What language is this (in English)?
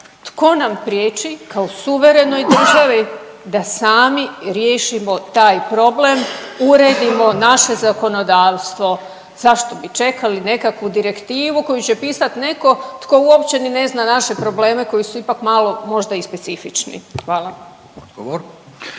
Croatian